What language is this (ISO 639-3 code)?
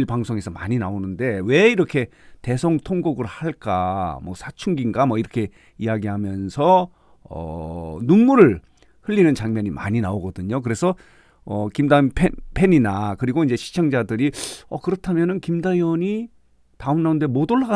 kor